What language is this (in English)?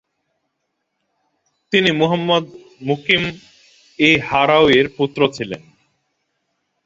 Bangla